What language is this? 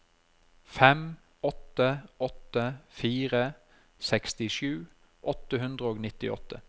Norwegian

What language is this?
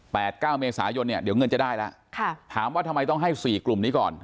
Thai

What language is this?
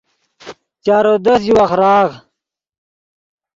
Yidgha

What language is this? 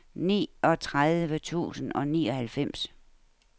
Danish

